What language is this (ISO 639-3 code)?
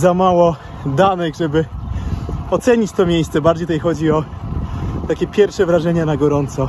pol